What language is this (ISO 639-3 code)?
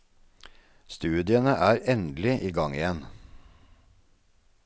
nor